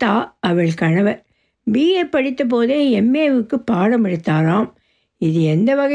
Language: Tamil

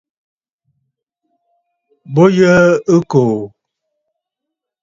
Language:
Bafut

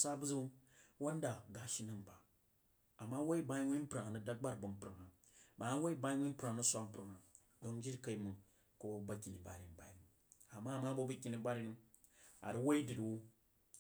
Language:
Jiba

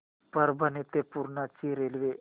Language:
Marathi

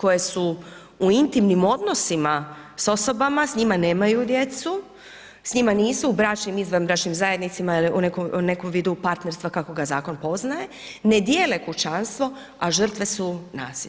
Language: Croatian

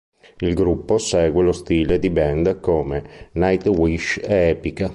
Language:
Italian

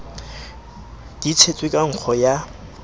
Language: Southern Sotho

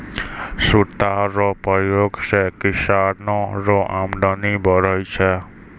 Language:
Maithili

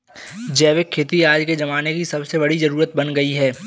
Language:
Hindi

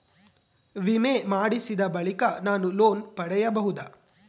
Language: Kannada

